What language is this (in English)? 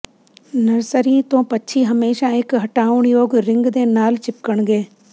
Punjabi